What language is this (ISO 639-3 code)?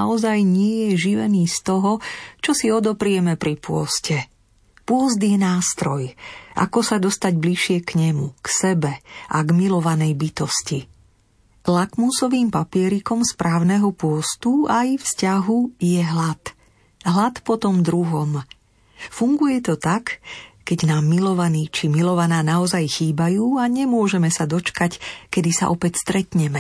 slk